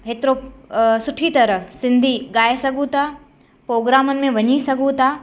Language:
Sindhi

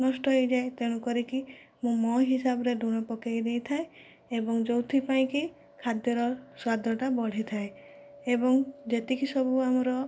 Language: Odia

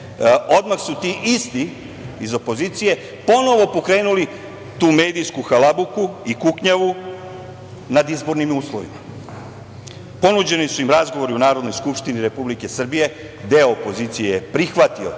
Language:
Serbian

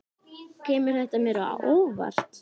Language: Icelandic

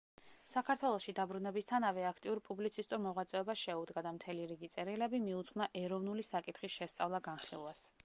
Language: Georgian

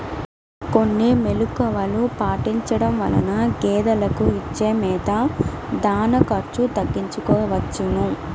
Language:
Telugu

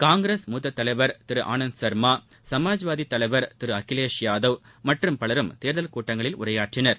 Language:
Tamil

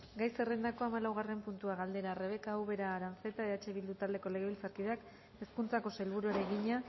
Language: Basque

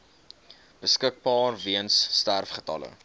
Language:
Afrikaans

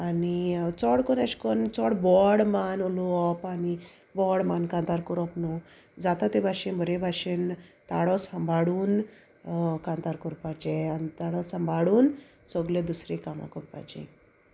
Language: Konkani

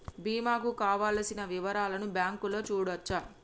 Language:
Telugu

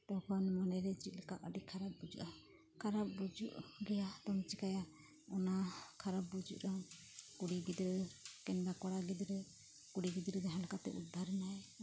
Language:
Santali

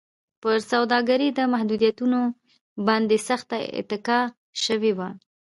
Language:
Pashto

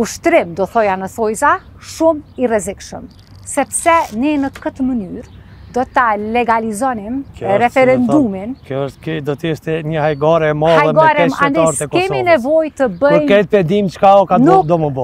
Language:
Romanian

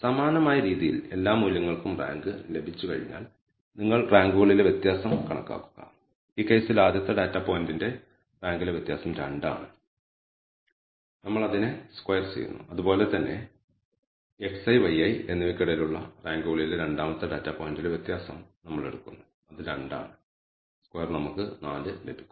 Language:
Malayalam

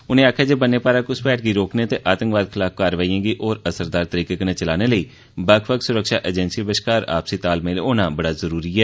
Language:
Dogri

